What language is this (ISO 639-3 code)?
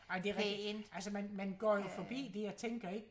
dan